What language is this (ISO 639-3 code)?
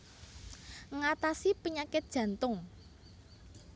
jav